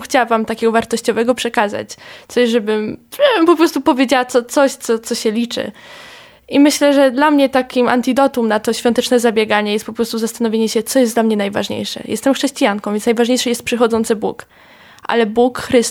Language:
Polish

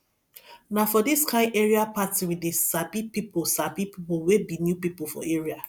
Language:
Nigerian Pidgin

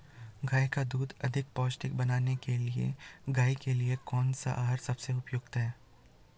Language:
Hindi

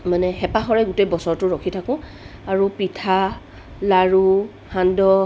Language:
Assamese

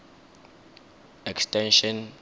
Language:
Tswana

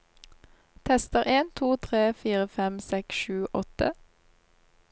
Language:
Norwegian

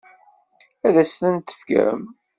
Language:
Kabyle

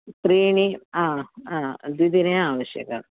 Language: Sanskrit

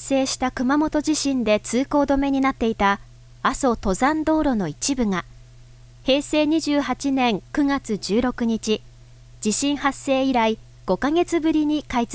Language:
Japanese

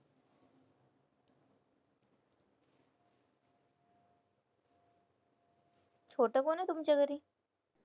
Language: Marathi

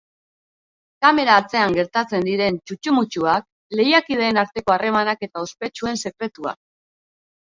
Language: Basque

